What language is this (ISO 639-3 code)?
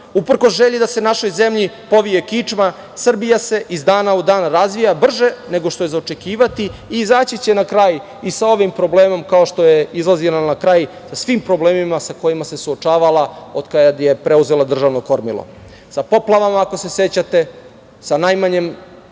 srp